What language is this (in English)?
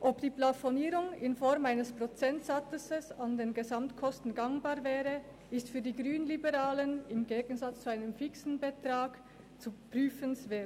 Swiss German